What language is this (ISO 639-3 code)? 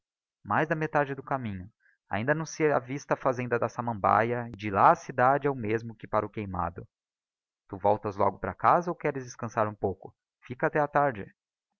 por